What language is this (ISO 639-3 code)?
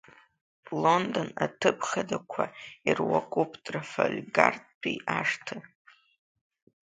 abk